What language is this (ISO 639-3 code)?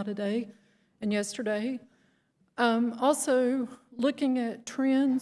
eng